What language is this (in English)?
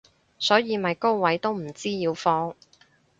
Cantonese